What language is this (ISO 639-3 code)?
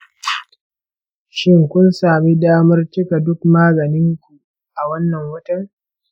hau